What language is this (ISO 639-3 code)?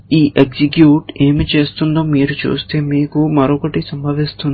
tel